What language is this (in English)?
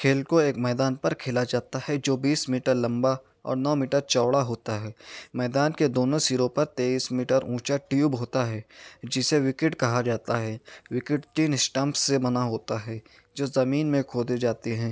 Urdu